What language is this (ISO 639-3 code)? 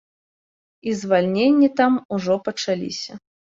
bel